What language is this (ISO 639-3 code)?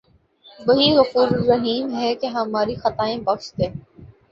urd